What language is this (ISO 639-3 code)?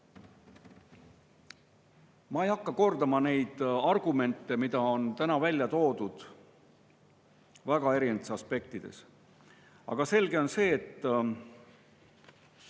est